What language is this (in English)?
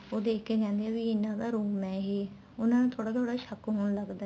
Punjabi